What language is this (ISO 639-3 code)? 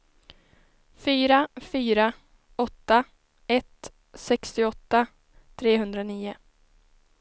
swe